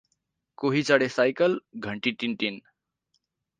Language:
Nepali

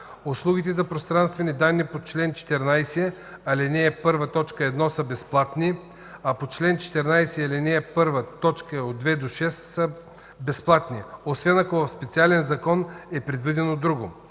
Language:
Bulgarian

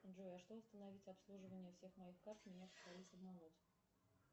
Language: Russian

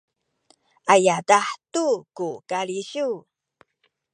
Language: Sakizaya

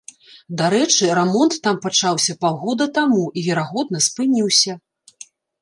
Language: Belarusian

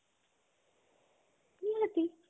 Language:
Odia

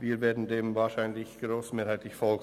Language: Swiss German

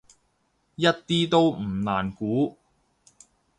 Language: Cantonese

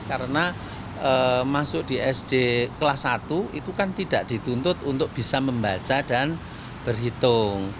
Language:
Indonesian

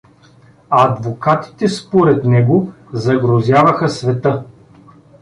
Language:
Bulgarian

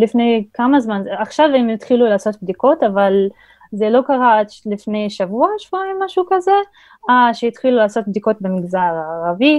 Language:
Hebrew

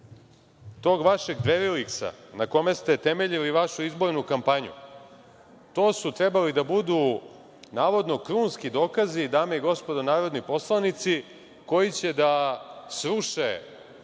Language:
Serbian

